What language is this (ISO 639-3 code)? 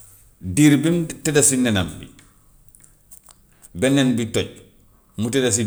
wof